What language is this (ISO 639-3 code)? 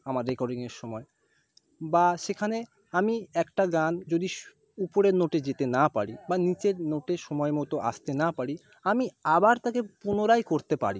ben